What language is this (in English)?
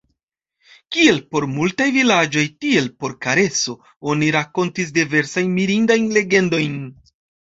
Esperanto